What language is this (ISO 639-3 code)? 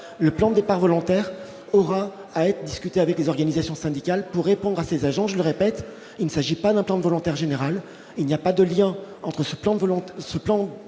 fra